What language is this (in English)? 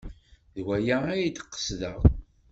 Kabyle